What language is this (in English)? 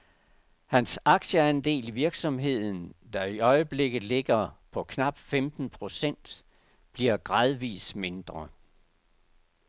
Danish